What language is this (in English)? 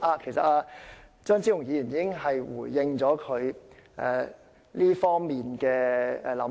Cantonese